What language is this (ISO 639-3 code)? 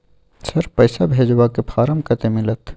mai